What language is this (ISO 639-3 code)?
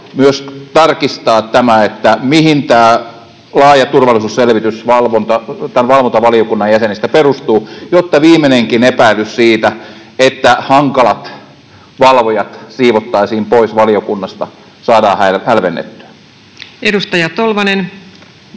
fin